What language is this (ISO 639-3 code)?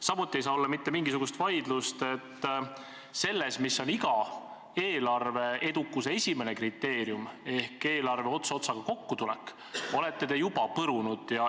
est